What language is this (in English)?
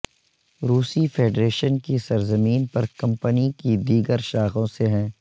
Urdu